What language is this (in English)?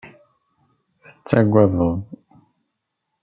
Kabyle